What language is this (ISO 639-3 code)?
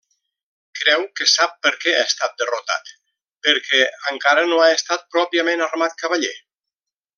cat